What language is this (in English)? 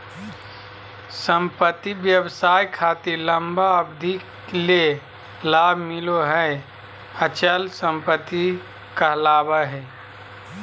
Magahi